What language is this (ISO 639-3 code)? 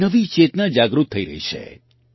guj